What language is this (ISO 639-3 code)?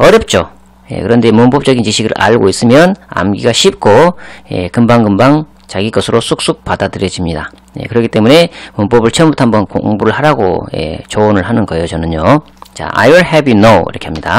kor